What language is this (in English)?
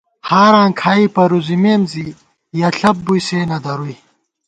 Gawar-Bati